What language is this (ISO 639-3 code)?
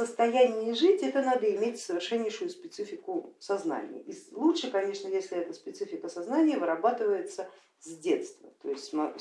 rus